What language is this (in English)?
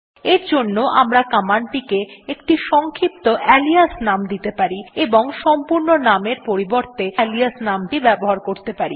Bangla